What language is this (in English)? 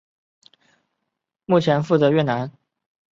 Chinese